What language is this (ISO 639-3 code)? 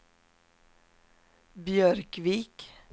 swe